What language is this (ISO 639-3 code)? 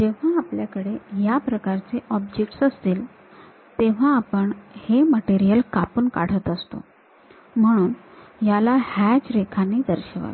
mar